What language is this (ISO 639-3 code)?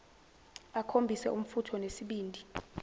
zul